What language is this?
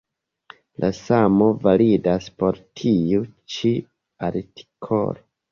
Esperanto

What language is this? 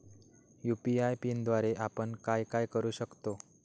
Marathi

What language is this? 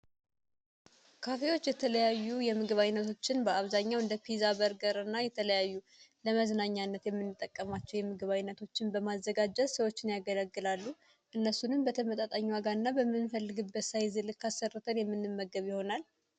Amharic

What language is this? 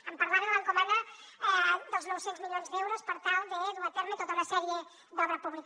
Catalan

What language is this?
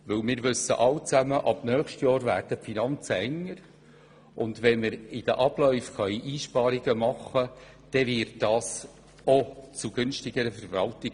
Swiss German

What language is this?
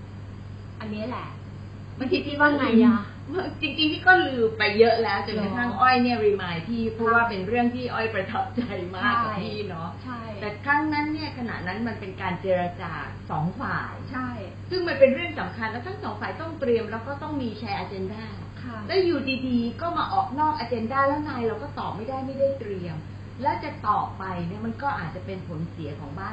Thai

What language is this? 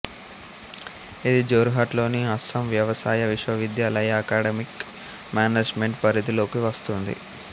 Telugu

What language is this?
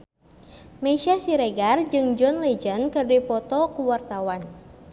Sundanese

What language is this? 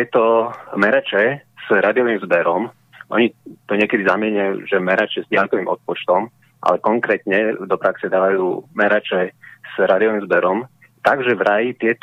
Slovak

